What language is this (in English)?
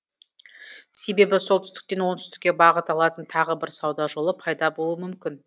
Kazakh